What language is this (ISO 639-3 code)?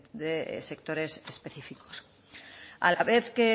spa